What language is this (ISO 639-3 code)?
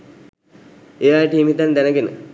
sin